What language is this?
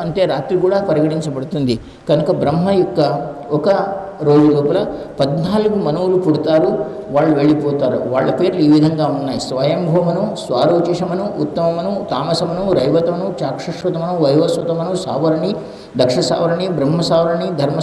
Indonesian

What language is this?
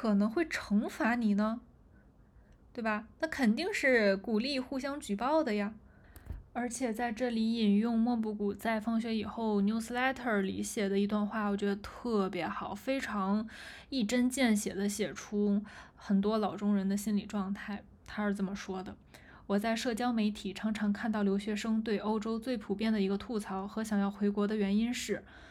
Chinese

